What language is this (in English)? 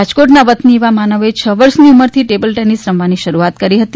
Gujarati